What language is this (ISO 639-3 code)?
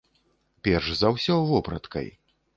bel